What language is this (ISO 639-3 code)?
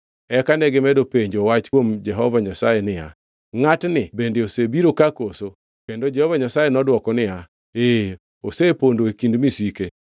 luo